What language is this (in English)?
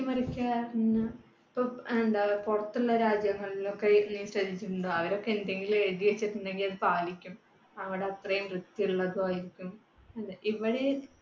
Malayalam